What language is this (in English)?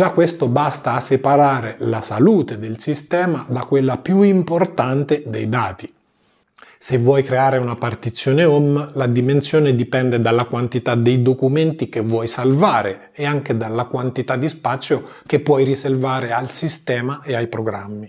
Italian